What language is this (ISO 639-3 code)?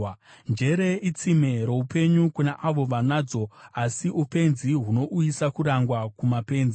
sna